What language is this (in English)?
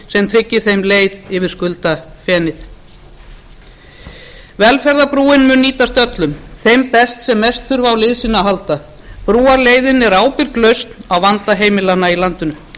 Icelandic